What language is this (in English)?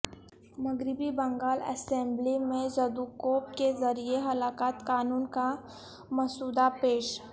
Urdu